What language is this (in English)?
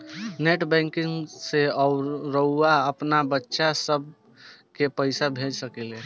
Bhojpuri